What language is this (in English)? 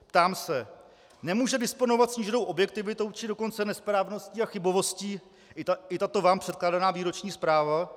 Czech